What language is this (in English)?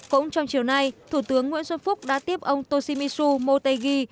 Vietnamese